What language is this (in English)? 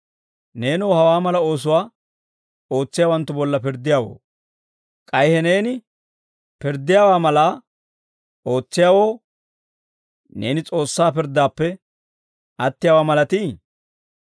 Dawro